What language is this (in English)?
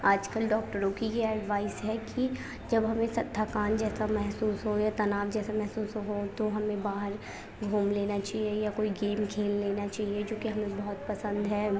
Urdu